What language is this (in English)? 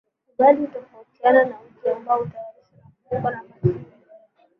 Swahili